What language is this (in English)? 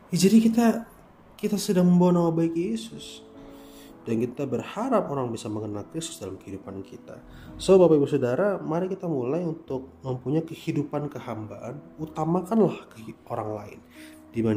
Indonesian